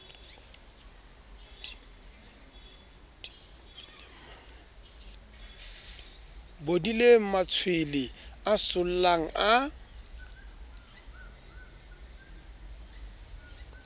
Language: Southern Sotho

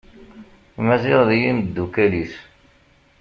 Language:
Kabyle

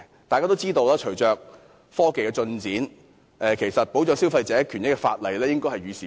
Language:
Cantonese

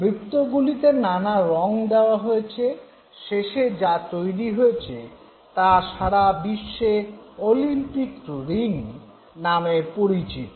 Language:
Bangla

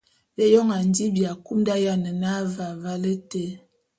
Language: Bulu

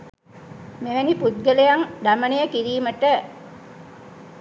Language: Sinhala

